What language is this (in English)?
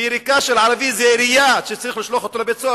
Hebrew